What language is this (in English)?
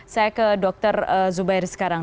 Indonesian